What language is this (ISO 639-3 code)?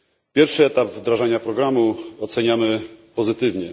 pol